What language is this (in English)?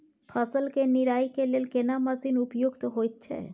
Maithili